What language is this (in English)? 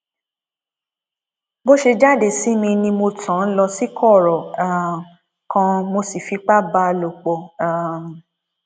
Yoruba